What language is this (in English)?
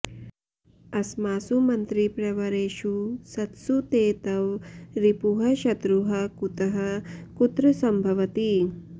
Sanskrit